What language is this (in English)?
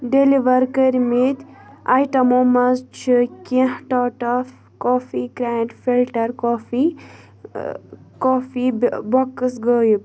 Kashmiri